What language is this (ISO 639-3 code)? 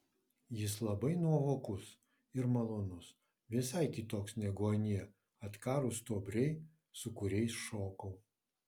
lit